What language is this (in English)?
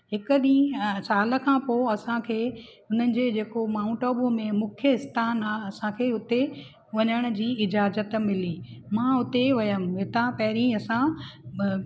Sindhi